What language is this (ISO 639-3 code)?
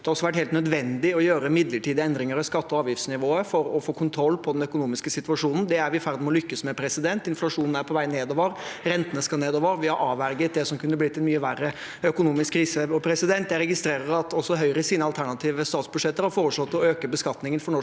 nor